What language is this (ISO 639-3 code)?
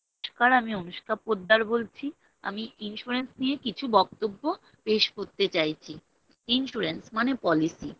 ben